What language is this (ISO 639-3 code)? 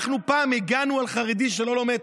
heb